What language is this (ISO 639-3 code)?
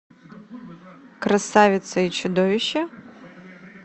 rus